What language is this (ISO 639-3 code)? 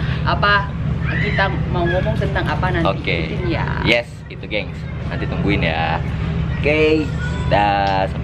ind